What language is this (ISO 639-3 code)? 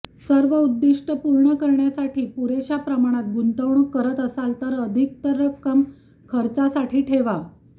mar